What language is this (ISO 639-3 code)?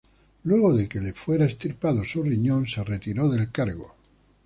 spa